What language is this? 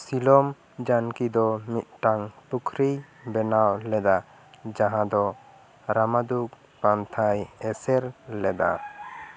Santali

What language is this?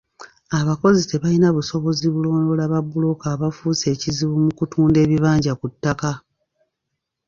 Ganda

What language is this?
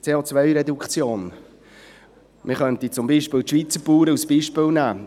Swiss German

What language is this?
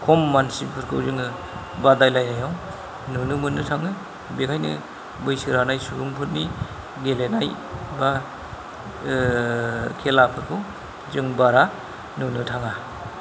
Bodo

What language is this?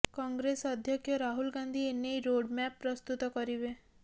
Odia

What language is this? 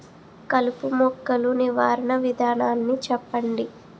Telugu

